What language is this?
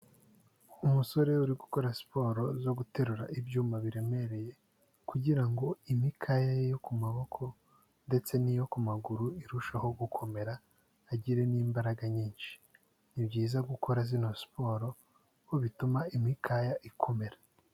Kinyarwanda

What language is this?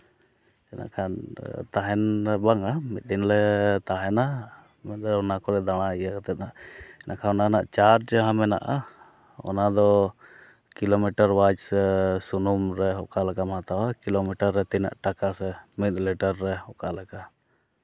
Santali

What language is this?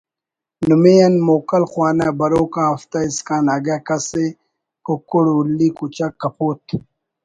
Brahui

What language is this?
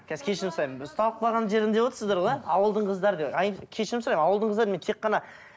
Kazakh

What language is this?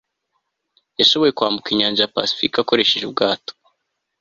Kinyarwanda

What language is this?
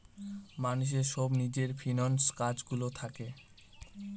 Bangla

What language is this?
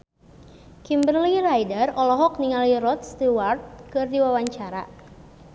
Sundanese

